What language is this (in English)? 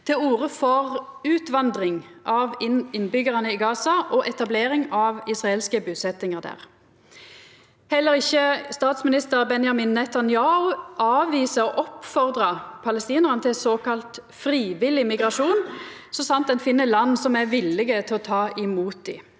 Norwegian